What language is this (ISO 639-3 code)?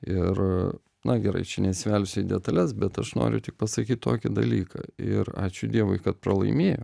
lit